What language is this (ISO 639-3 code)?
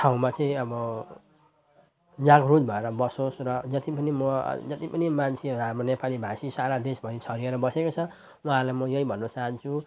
nep